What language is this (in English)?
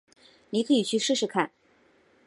Chinese